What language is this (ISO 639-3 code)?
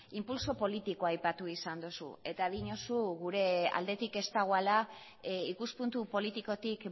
eus